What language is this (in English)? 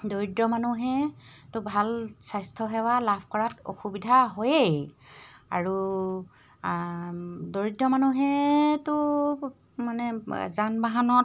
Assamese